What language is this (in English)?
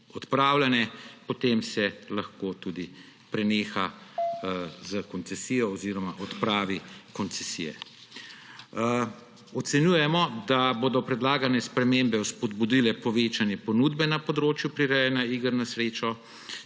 Slovenian